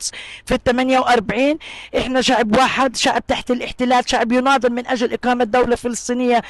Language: Arabic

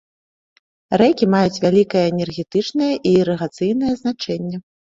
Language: Belarusian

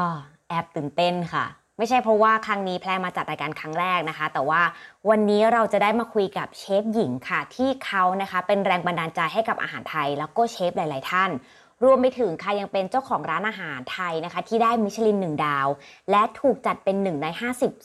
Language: Thai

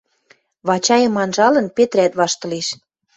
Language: Western Mari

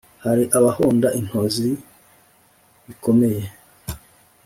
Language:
Kinyarwanda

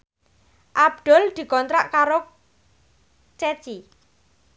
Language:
Javanese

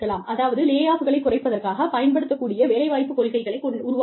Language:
Tamil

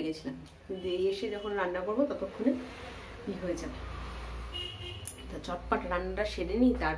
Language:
Hindi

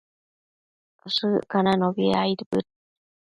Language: Matsés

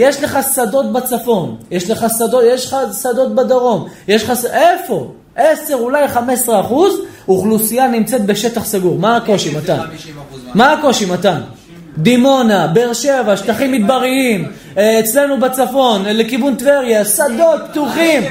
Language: Hebrew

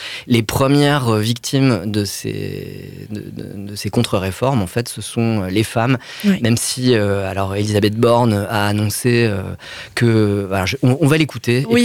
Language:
French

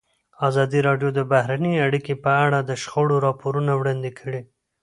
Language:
Pashto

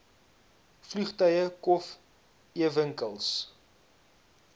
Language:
Afrikaans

